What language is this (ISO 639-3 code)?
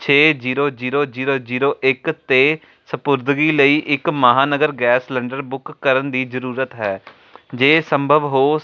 pan